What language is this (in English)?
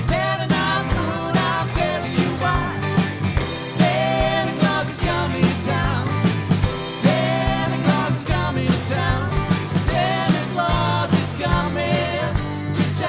Dutch